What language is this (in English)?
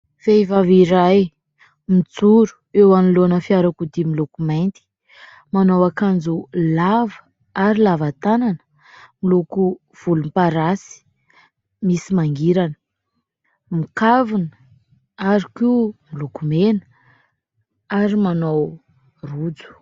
Malagasy